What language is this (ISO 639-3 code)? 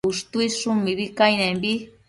mcf